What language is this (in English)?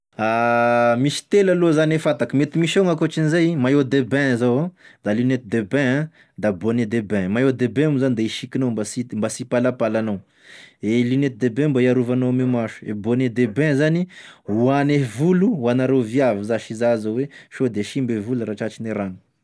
Tesaka Malagasy